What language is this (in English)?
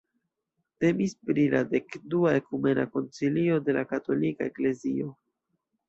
Esperanto